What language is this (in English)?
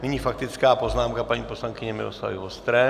Czech